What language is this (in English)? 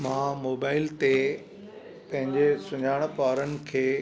Sindhi